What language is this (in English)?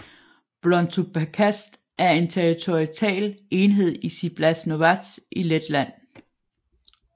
Danish